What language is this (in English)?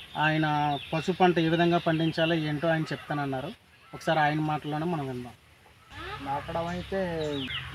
Telugu